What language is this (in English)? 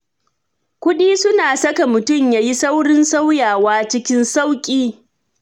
Hausa